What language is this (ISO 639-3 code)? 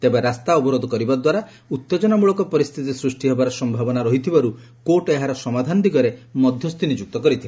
ori